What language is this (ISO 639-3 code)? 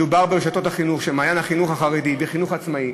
heb